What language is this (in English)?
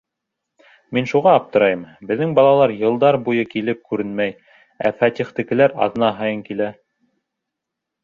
Bashkir